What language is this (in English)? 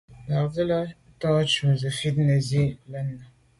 Medumba